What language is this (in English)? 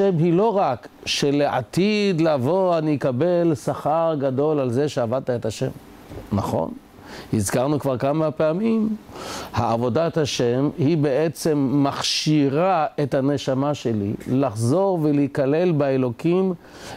Hebrew